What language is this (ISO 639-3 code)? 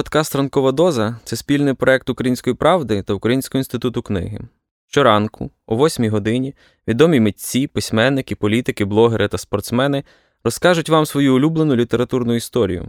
ukr